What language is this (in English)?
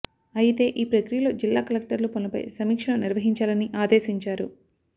Telugu